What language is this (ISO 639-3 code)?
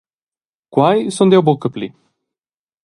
roh